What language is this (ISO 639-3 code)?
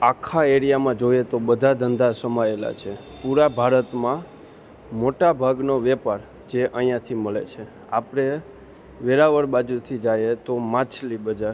guj